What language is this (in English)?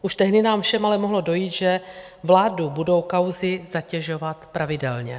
Czech